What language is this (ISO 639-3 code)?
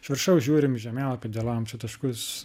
lit